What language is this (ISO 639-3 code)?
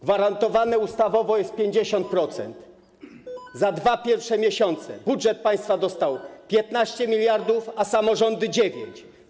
pol